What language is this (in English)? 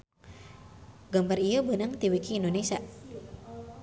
Sundanese